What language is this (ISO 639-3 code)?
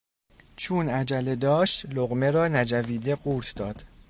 fas